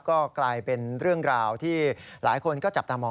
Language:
Thai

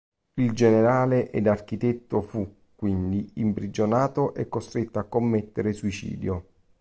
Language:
Italian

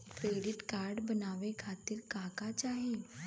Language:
Bhojpuri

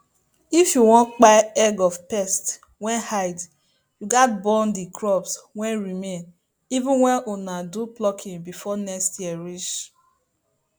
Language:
Nigerian Pidgin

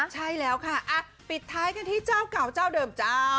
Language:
Thai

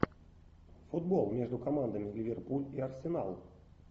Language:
Russian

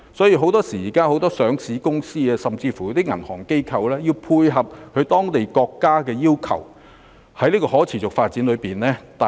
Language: Cantonese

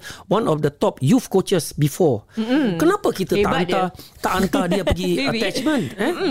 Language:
Malay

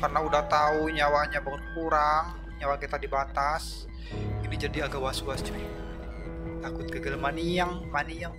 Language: Indonesian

